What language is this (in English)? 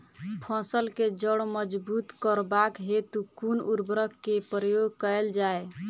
Maithili